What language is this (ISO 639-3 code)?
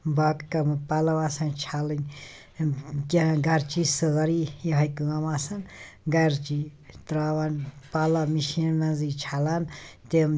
kas